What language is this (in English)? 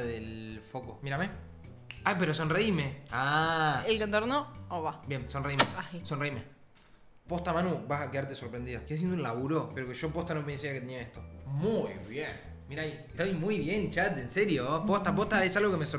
Spanish